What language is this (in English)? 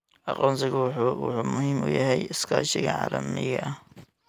Somali